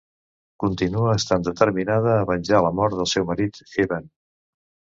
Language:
Catalan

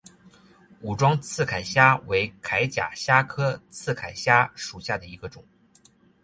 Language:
Chinese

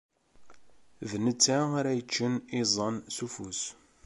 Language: Kabyle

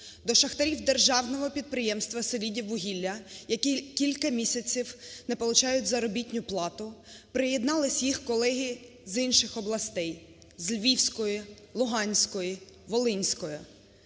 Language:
Ukrainian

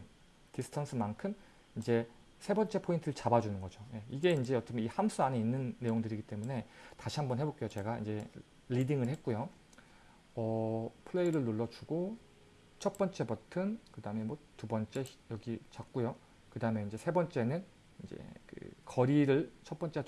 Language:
Korean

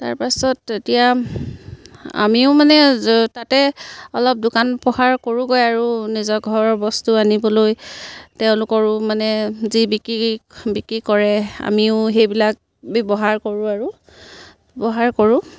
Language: Assamese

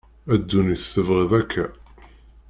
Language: Kabyle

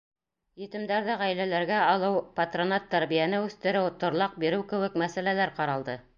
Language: Bashkir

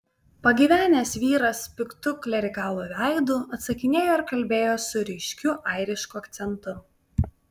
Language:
Lithuanian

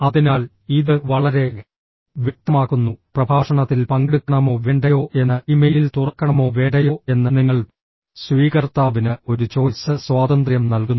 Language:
Malayalam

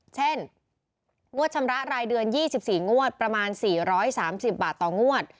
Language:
Thai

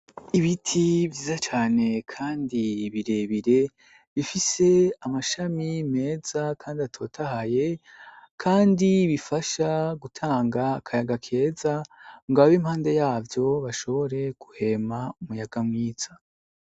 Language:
Rundi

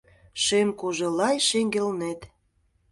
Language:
Mari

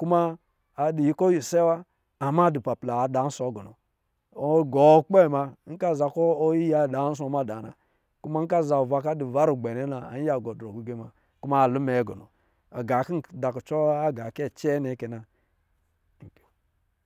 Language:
Lijili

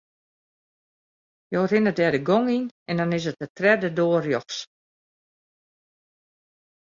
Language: Western Frisian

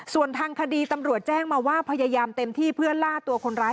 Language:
Thai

